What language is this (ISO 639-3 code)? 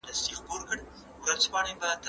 pus